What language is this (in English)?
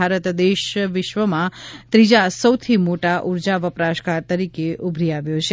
Gujarati